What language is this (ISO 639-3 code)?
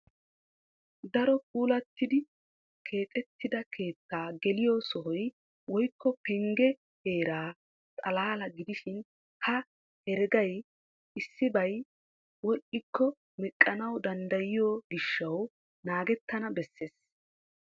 wal